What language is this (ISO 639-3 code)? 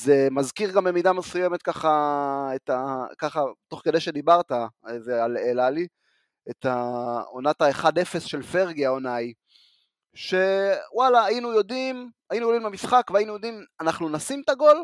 heb